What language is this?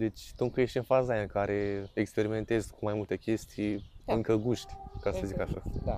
Romanian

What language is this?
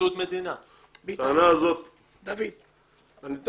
Hebrew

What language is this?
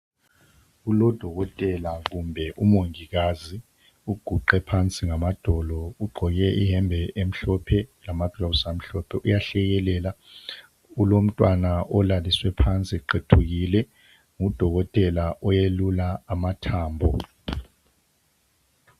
North Ndebele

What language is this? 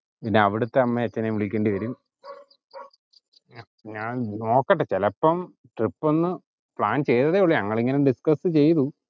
Malayalam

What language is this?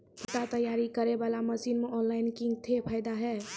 Maithili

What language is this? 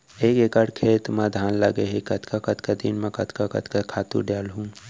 Chhattisgarhi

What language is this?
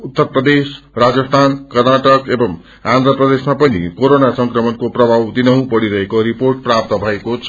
Nepali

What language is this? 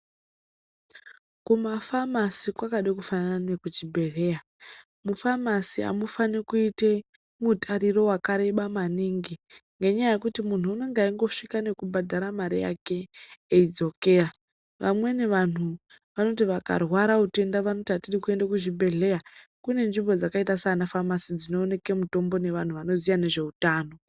Ndau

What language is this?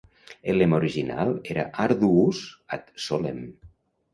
Catalan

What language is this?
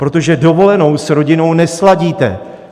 Czech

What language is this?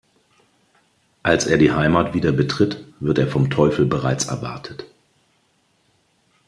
German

